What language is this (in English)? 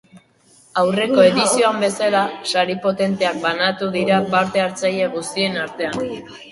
Basque